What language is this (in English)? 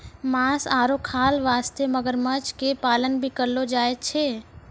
Maithili